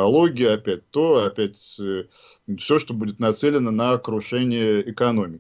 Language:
Russian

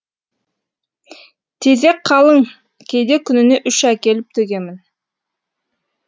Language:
Kazakh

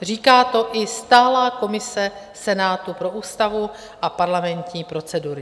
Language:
Czech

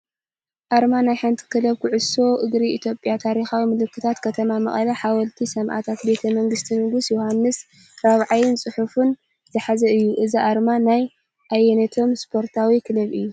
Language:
Tigrinya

